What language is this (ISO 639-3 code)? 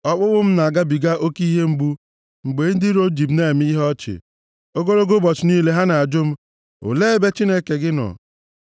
ibo